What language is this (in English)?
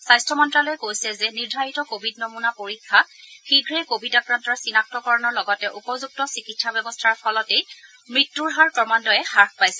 Assamese